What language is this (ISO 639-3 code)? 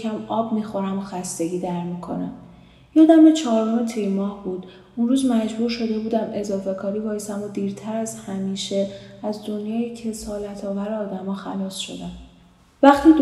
fas